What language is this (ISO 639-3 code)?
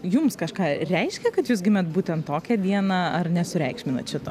lit